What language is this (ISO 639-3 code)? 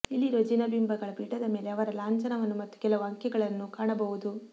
kan